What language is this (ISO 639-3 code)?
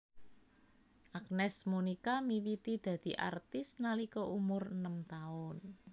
jav